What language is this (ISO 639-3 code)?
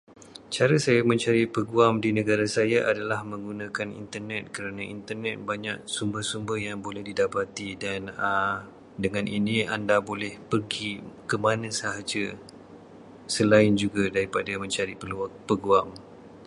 msa